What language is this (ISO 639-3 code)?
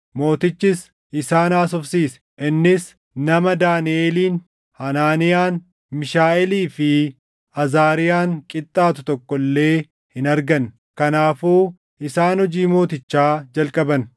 orm